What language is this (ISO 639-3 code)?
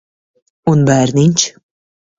lav